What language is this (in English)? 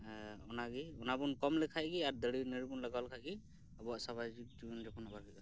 Santali